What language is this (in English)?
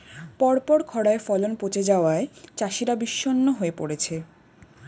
Bangla